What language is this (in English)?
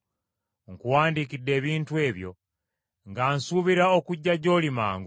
Ganda